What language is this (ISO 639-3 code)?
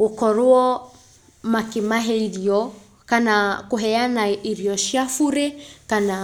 kik